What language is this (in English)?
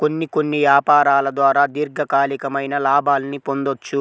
Telugu